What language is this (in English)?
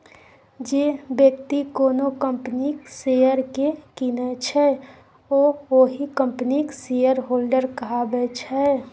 Maithili